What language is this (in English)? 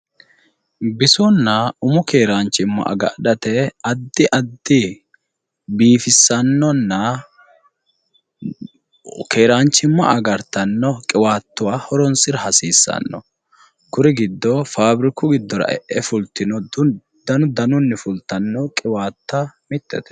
Sidamo